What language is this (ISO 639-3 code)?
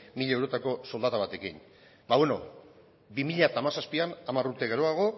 eus